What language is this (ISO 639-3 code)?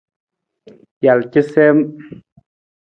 nmz